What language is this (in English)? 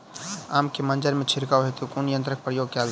Maithili